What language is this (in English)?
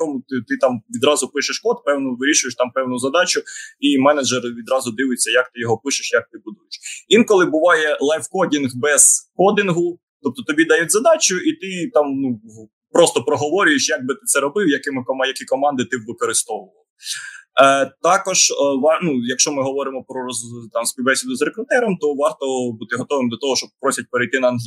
Ukrainian